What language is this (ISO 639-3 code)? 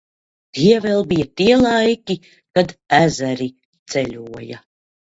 lav